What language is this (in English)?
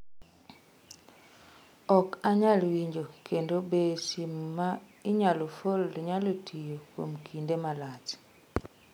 Luo (Kenya and Tanzania)